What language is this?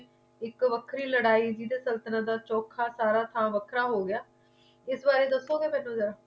Punjabi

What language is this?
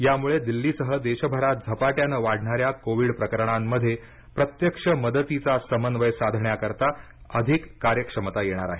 Marathi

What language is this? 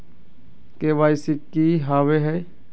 Magahi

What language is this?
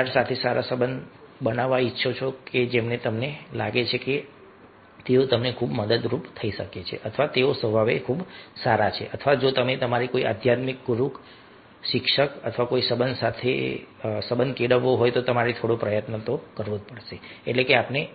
Gujarati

